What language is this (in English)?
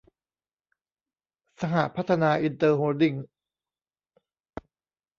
Thai